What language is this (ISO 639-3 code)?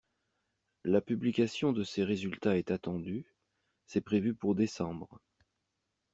fra